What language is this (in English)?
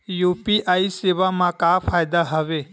Chhattisgarhi